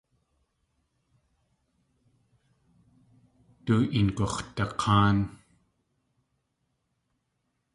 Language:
Tlingit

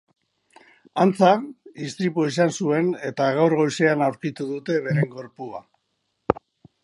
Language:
Basque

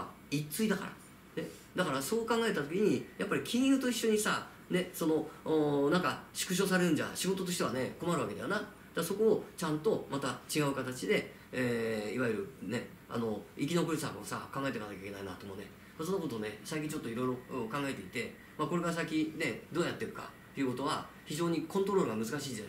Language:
Japanese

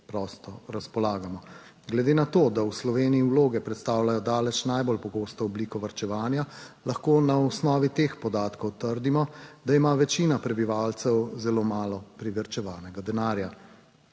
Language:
Slovenian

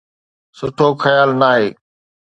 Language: Sindhi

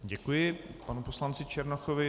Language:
Czech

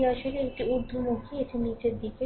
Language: Bangla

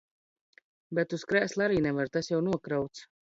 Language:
Latvian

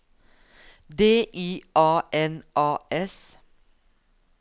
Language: Norwegian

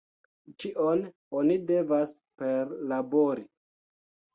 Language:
Esperanto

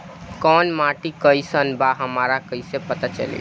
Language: Bhojpuri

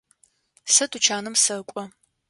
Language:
Adyghe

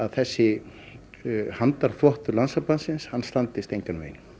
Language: Icelandic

